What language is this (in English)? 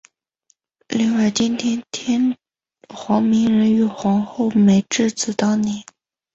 Chinese